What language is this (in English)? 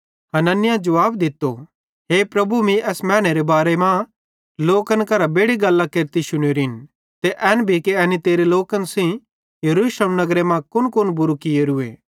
Bhadrawahi